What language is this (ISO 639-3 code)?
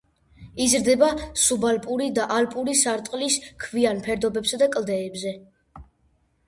kat